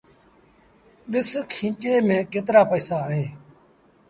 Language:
Sindhi Bhil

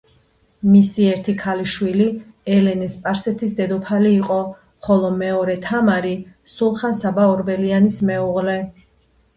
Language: Georgian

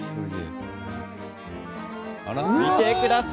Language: Japanese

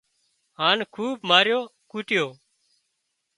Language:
Wadiyara Koli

